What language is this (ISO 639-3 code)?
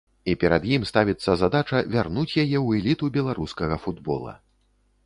bel